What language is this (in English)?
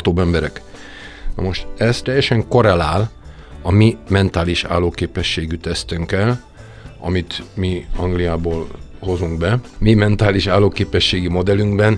Hungarian